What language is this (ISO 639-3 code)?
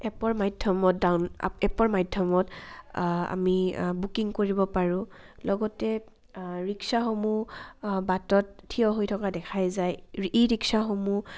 asm